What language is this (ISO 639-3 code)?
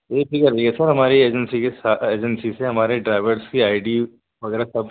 urd